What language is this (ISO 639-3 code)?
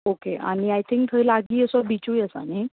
kok